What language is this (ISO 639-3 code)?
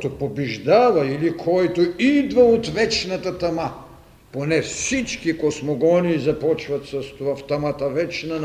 bul